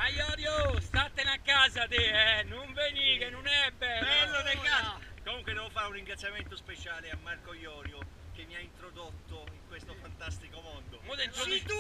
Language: Italian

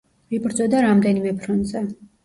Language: Georgian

